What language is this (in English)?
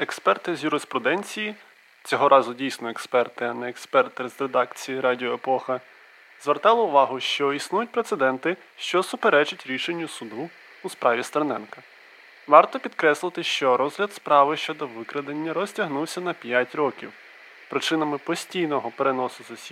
Ukrainian